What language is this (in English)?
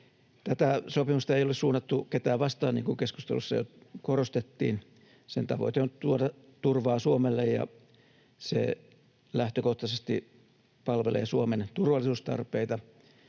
Finnish